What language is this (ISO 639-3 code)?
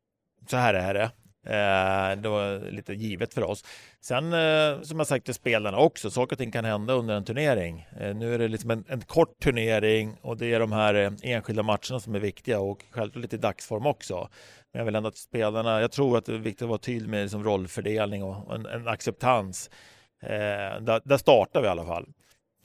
swe